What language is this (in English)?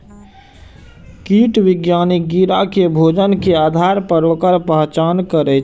Maithili